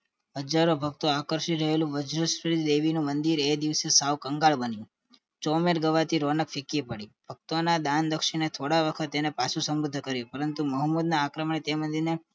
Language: Gujarati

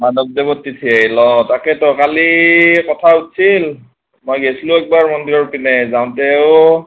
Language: Assamese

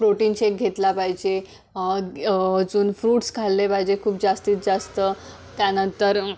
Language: Marathi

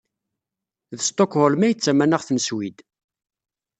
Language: Kabyle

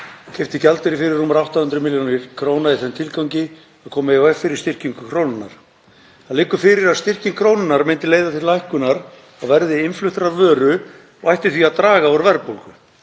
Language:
Icelandic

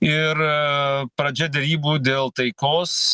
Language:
Lithuanian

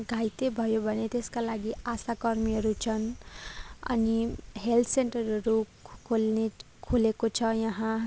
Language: Nepali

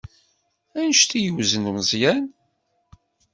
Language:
Kabyle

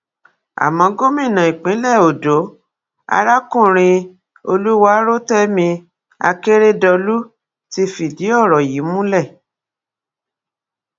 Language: Yoruba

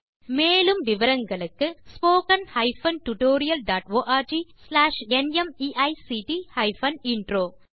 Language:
Tamil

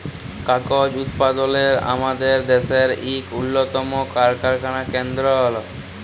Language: Bangla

